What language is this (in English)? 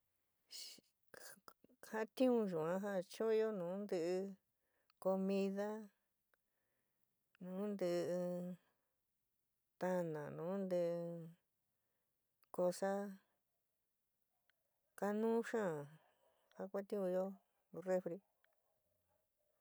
San Miguel El Grande Mixtec